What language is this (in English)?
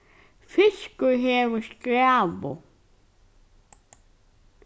Faroese